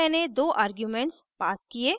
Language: Hindi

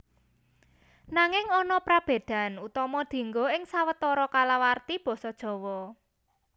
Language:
Javanese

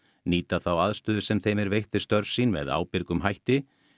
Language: Icelandic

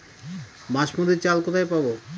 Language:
Bangla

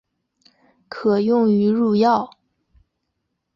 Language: Chinese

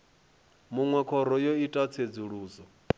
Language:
Venda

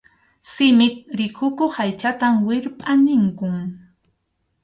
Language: Arequipa-La Unión Quechua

